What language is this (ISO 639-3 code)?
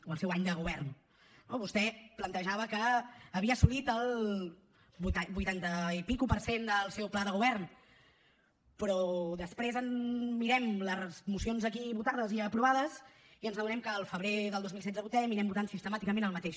cat